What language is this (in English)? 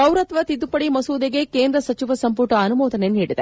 Kannada